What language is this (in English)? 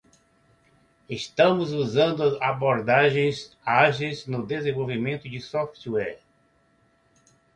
Portuguese